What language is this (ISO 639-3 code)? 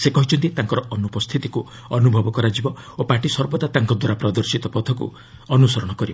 ori